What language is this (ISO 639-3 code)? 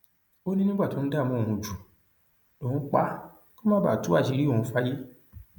yor